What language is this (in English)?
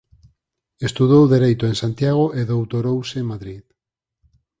Galician